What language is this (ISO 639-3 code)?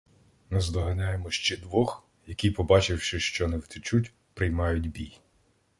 ukr